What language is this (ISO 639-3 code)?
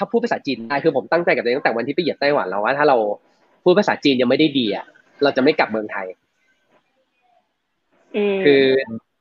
tha